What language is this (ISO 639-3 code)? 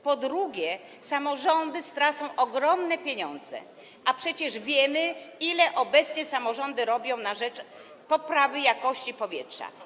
pol